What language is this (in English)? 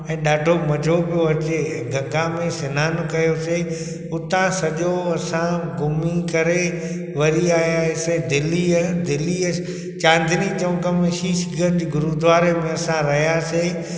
Sindhi